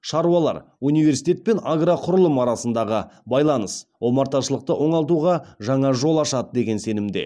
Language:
Kazakh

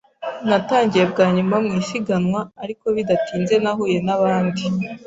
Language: Kinyarwanda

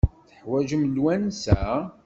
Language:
Kabyle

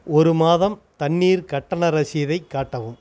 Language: Tamil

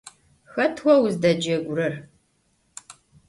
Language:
Adyghe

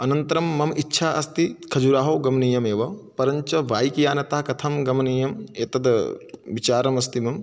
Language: Sanskrit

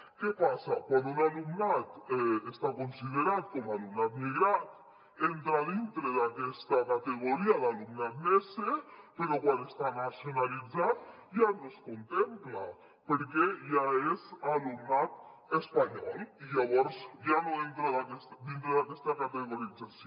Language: Catalan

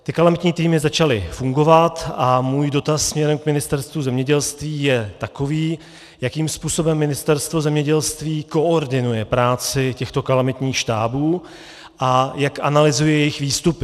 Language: Czech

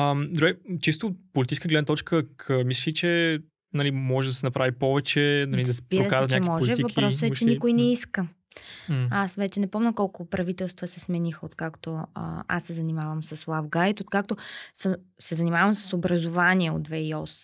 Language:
Bulgarian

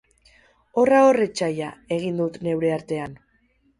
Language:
Basque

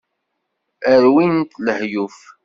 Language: Kabyle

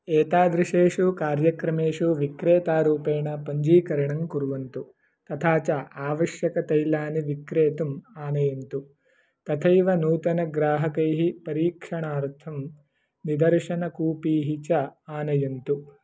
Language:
Sanskrit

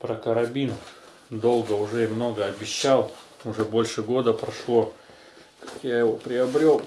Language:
Russian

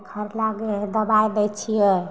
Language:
Maithili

